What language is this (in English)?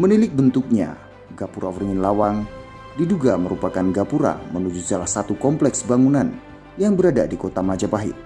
Indonesian